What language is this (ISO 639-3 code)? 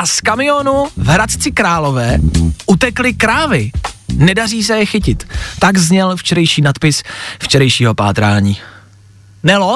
ces